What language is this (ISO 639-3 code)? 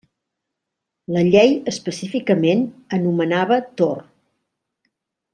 cat